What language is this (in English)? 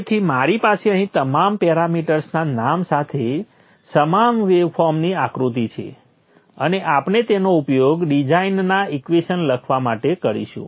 Gujarati